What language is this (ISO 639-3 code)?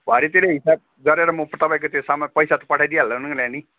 nep